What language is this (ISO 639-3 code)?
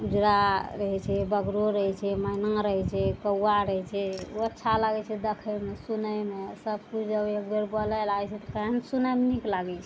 mai